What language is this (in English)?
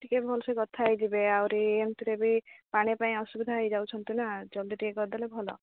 Odia